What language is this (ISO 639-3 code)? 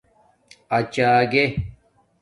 dmk